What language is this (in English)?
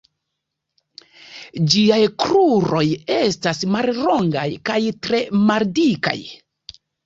Esperanto